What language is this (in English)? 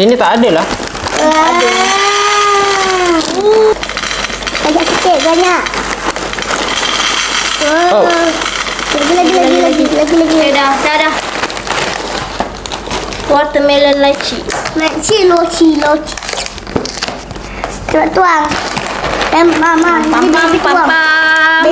Malay